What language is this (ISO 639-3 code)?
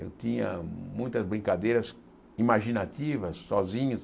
por